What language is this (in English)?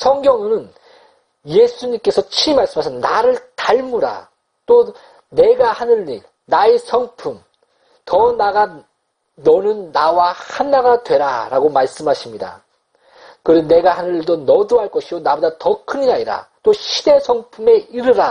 Korean